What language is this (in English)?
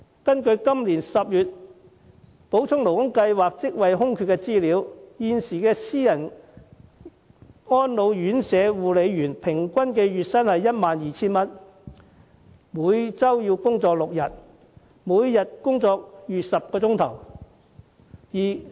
Cantonese